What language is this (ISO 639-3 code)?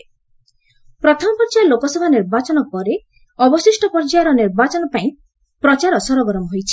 ori